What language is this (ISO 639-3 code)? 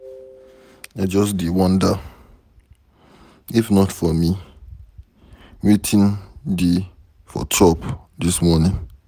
pcm